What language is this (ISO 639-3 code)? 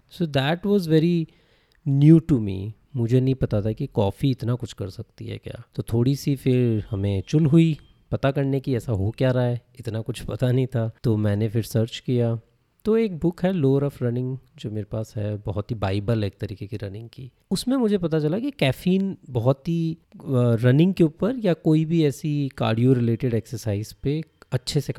hin